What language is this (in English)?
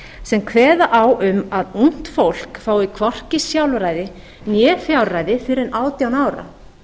Icelandic